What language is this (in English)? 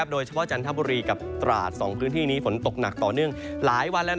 Thai